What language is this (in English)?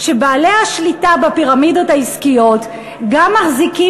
Hebrew